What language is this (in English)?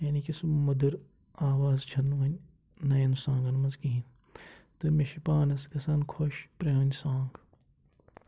Kashmiri